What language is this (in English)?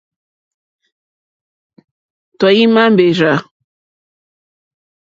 Mokpwe